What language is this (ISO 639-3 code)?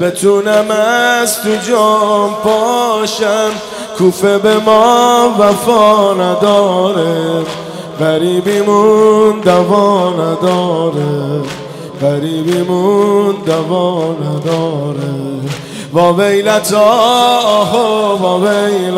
fas